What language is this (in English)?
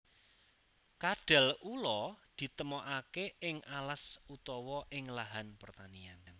Javanese